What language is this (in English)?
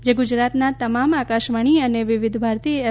Gujarati